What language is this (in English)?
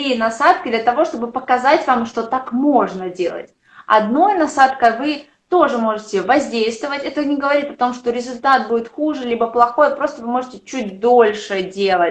Russian